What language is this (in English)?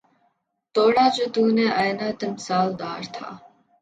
Urdu